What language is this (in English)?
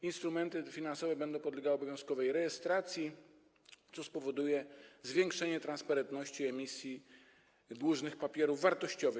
Polish